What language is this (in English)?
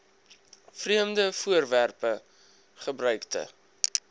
Afrikaans